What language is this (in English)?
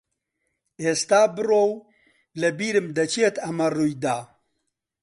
Central Kurdish